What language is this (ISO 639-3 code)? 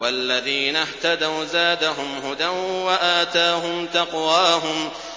ara